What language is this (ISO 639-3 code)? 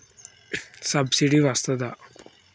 tel